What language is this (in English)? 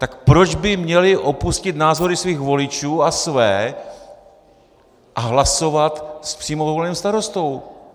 Czech